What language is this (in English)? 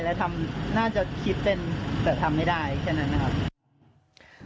Thai